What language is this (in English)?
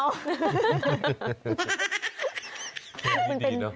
Thai